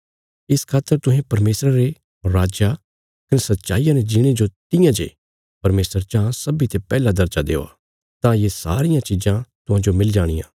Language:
Bilaspuri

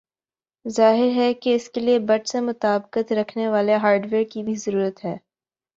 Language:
Urdu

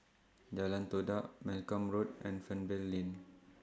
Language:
English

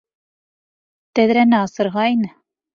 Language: Bashkir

